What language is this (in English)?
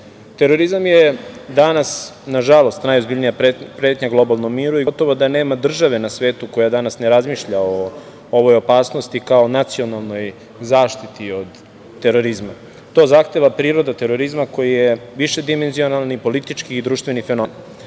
Serbian